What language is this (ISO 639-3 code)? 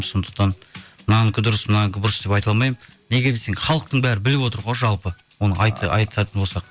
kaz